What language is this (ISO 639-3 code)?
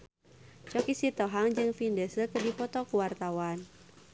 sun